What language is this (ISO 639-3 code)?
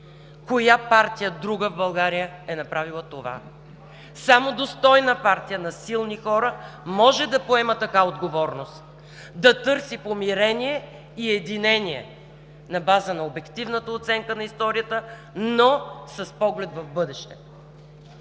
bul